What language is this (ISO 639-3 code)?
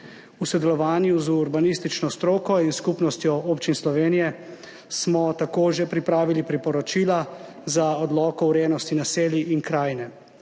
slv